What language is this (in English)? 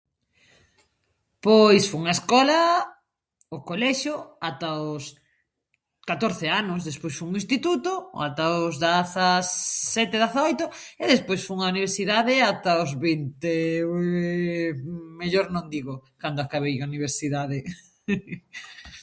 Galician